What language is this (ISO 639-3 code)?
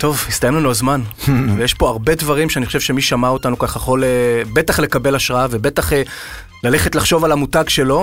heb